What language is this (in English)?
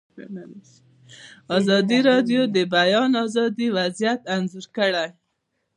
Pashto